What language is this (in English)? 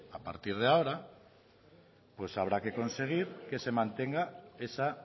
Spanish